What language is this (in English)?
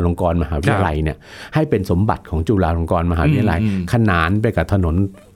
Thai